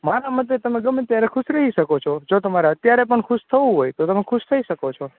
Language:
Gujarati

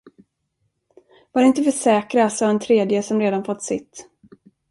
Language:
Swedish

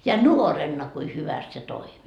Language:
Finnish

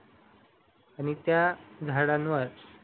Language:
Marathi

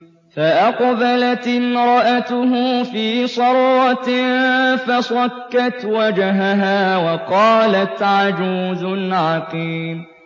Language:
Arabic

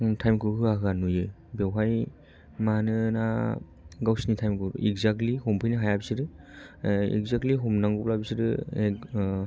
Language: Bodo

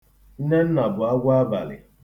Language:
Igbo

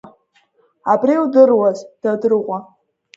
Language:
Abkhazian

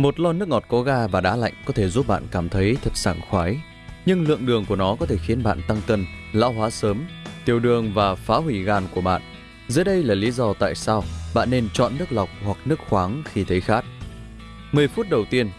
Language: Vietnamese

